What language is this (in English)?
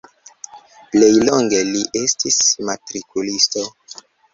Esperanto